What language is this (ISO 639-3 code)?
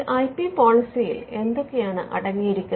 mal